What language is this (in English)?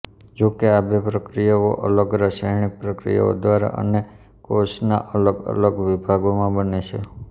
Gujarati